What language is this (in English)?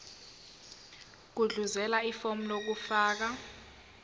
Zulu